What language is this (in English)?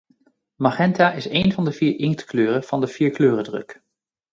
Dutch